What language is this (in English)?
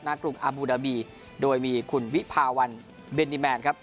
Thai